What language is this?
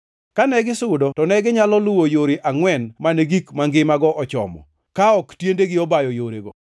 Luo (Kenya and Tanzania)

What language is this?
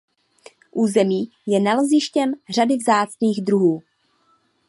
Czech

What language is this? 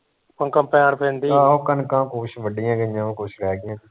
Punjabi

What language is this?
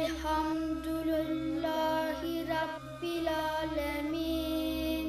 Arabic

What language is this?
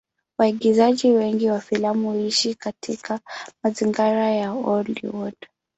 Swahili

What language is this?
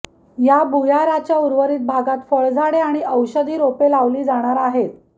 Marathi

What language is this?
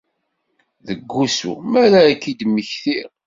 Kabyle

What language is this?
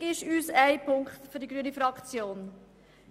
Swiss German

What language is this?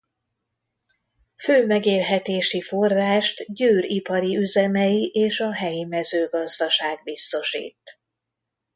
Hungarian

